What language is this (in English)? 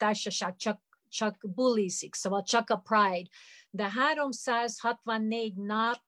Hungarian